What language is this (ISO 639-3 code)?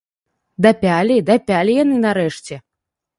bel